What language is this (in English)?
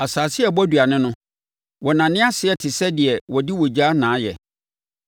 Akan